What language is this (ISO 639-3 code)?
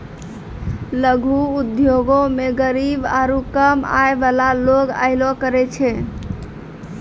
mai